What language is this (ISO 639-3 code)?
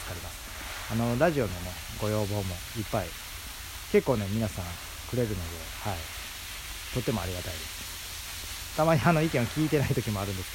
jpn